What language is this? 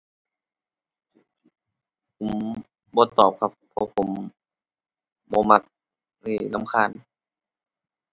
Thai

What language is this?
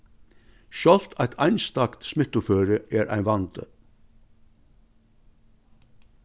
Faroese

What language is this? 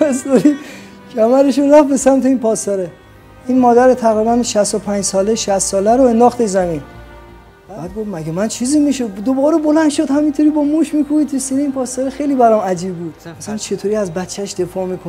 Persian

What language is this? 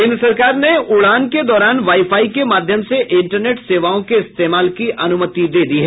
Hindi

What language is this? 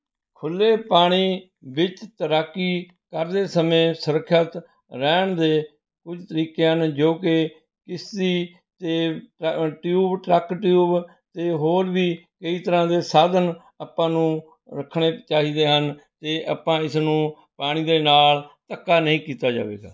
Punjabi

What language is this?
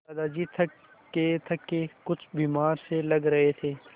Hindi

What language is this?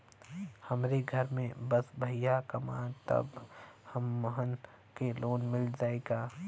Bhojpuri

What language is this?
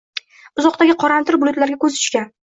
Uzbek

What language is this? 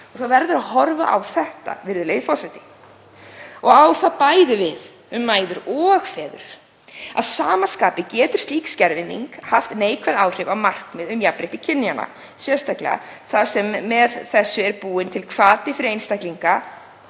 Icelandic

